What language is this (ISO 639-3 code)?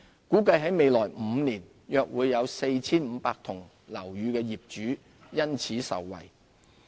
yue